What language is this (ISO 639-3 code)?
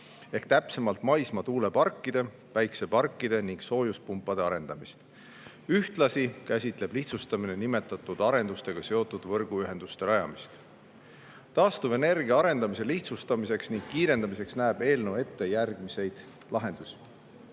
est